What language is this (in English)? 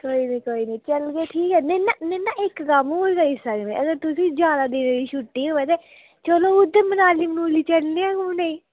Dogri